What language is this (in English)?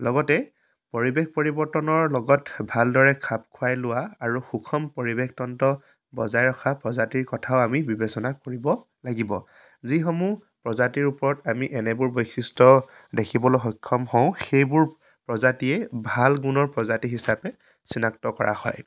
Assamese